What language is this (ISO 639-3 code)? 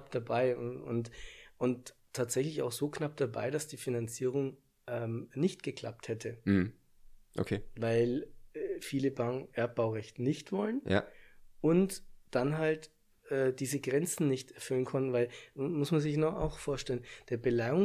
deu